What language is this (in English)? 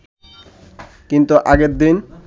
Bangla